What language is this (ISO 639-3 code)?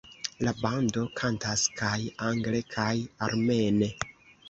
epo